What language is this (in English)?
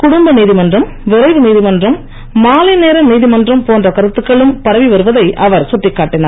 Tamil